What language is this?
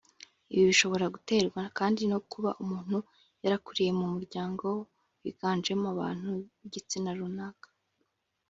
Kinyarwanda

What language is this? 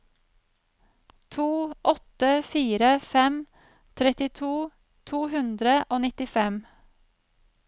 Norwegian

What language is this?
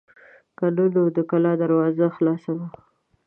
Pashto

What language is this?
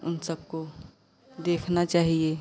Hindi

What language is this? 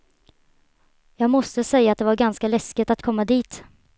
Swedish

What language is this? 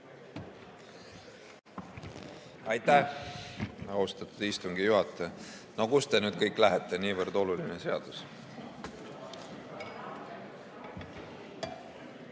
Estonian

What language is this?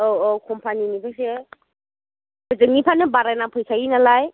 Bodo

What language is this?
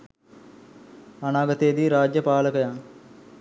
Sinhala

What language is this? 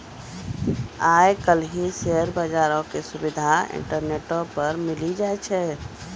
Maithili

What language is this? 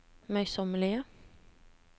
Norwegian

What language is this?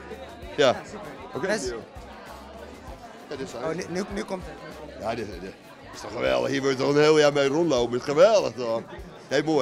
Dutch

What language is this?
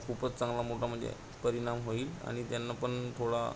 Marathi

